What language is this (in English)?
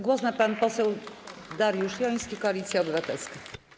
Polish